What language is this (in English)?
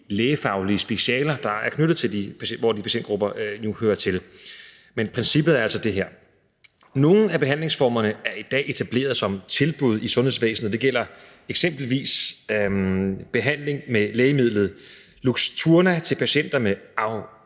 Danish